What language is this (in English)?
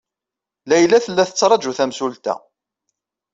Kabyle